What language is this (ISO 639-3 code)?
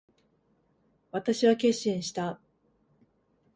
jpn